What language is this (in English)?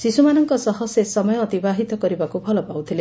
Odia